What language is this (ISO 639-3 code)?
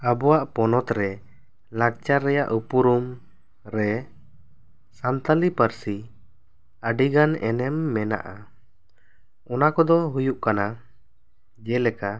sat